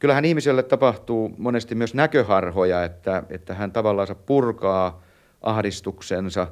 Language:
Finnish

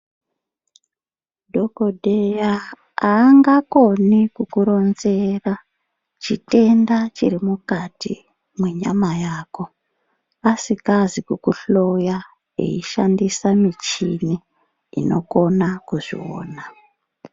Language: Ndau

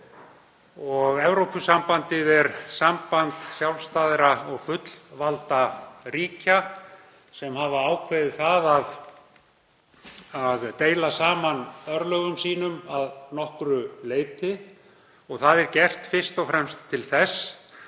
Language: Icelandic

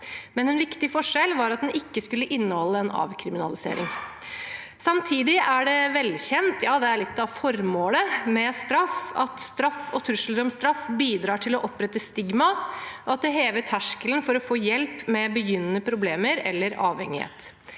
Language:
Norwegian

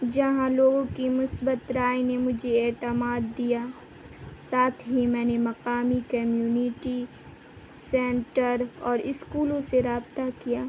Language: Urdu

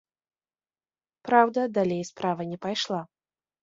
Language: Belarusian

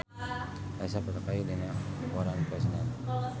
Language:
Sundanese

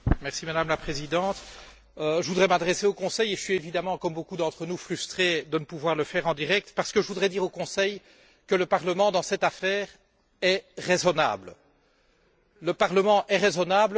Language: French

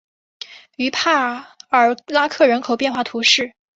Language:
Chinese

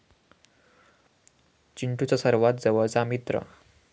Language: Marathi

